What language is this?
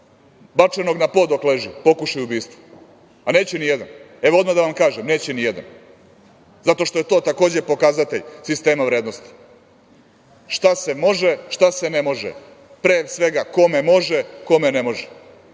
Serbian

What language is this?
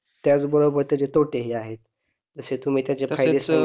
Marathi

